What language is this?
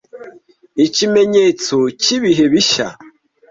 Kinyarwanda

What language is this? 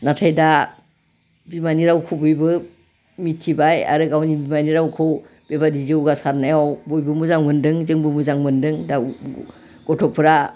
Bodo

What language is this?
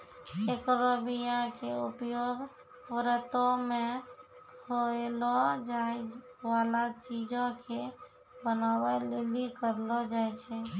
Maithili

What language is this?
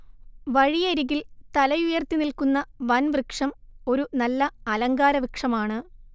Malayalam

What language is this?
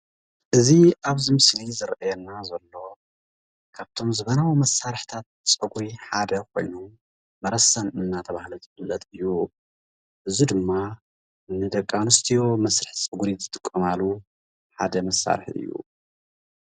Tigrinya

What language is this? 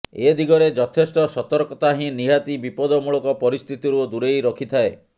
Odia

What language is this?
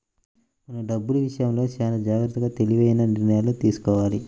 Telugu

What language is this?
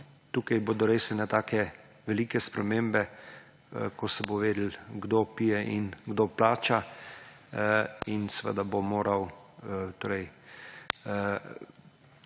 Slovenian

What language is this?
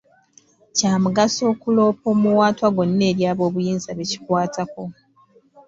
Ganda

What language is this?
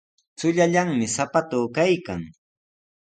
Sihuas Ancash Quechua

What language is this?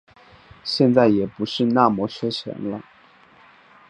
Chinese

